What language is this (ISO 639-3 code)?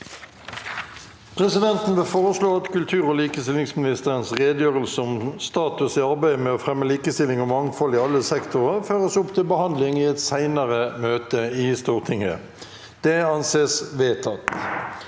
nor